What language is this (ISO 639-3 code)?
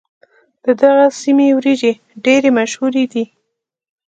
pus